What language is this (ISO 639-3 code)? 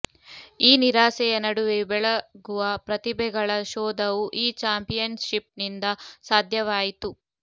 kan